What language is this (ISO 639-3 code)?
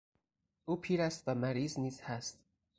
fas